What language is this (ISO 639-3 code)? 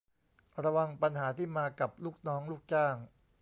tha